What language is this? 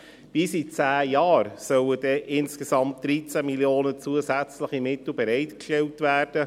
Swiss German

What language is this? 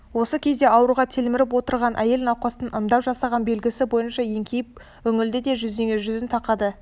Kazakh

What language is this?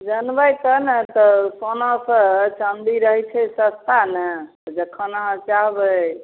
Maithili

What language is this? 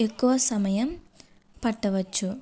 Telugu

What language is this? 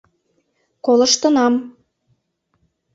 Mari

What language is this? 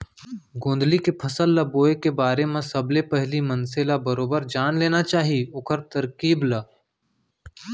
Chhattisgarhi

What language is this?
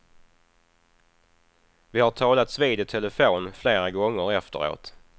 Swedish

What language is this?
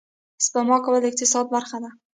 Pashto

